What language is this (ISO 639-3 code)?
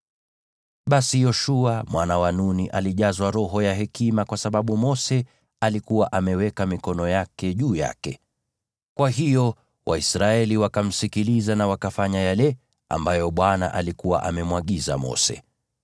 swa